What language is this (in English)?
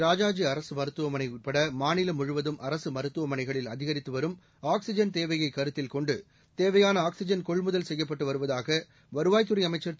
Tamil